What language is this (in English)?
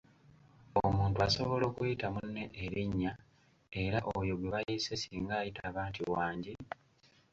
Ganda